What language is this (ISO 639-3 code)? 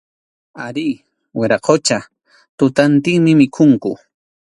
qxu